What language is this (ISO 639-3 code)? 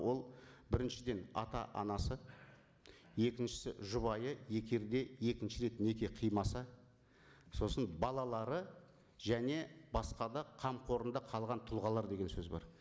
kaz